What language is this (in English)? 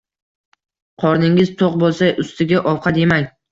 Uzbek